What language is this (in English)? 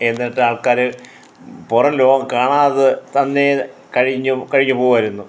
Malayalam